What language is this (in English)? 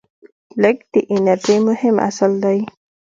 Pashto